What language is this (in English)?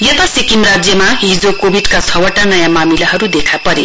Nepali